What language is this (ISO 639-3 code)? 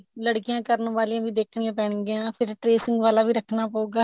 pan